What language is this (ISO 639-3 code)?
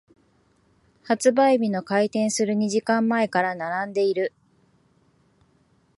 jpn